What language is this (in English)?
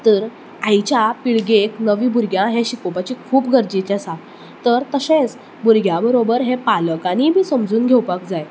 Konkani